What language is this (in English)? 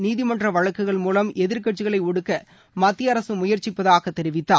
Tamil